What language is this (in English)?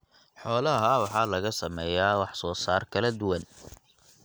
Somali